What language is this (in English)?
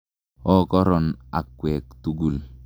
Kalenjin